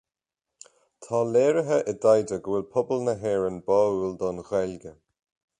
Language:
Irish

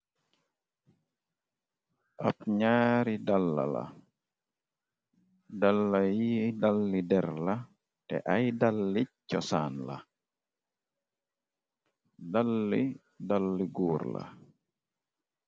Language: Wolof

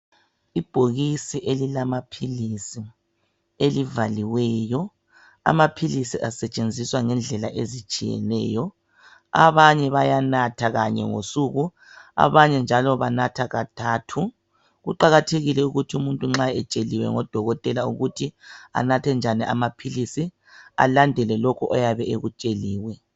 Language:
North Ndebele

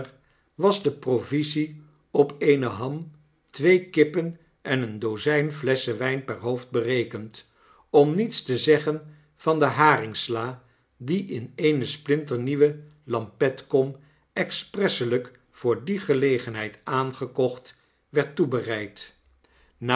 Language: Dutch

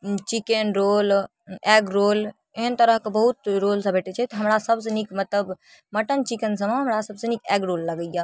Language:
Maithili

